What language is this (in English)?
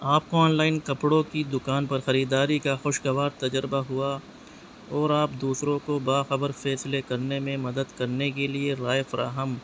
Urdu